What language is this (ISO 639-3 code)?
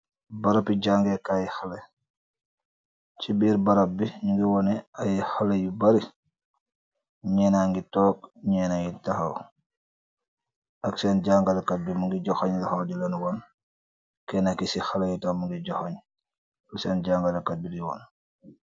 wol